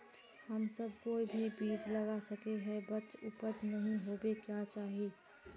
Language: Magahi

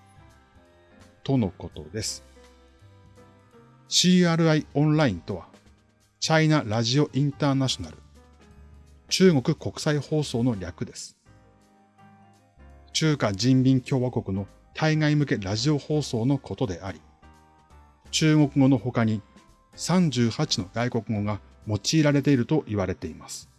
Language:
Japanese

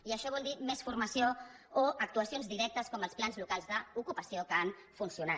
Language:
Catalan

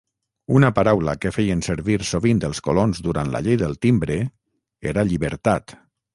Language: Catalan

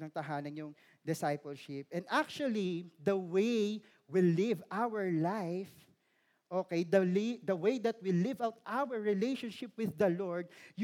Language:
Filipino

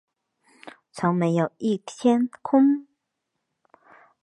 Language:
Chinese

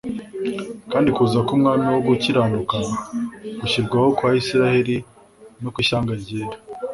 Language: Kinyarwanda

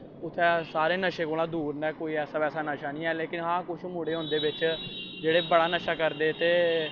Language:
Dogri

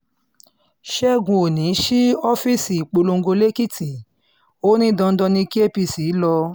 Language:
Yoruba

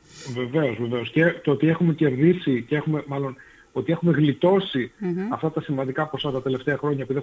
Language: Greek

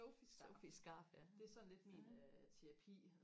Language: Danish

